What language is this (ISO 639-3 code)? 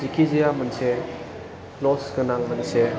brx